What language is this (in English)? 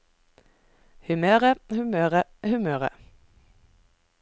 Norwegian